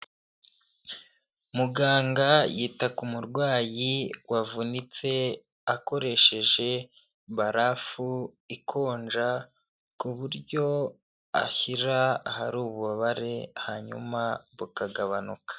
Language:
Kinyarwanda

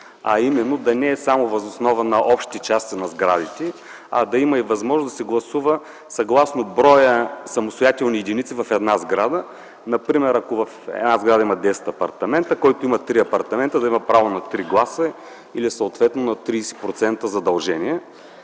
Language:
Bulgarian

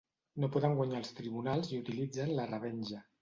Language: Catalan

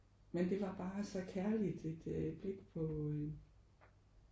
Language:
Danish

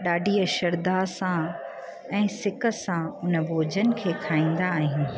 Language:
Sindhi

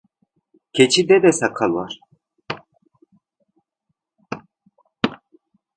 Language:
Turkish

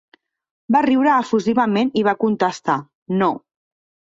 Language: Catalan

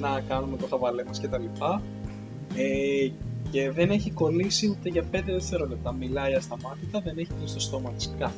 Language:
Greek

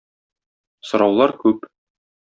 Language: Tatar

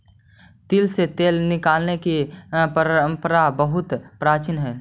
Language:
Magahi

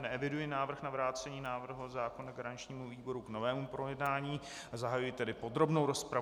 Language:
Czech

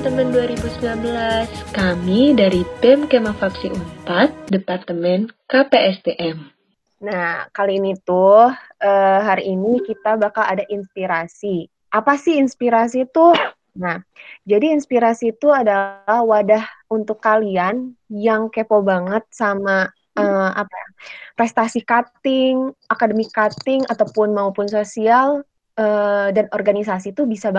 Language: Indonesian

